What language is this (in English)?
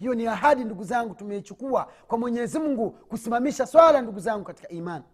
Swahili